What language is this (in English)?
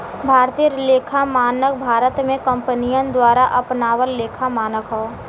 Bhojpuri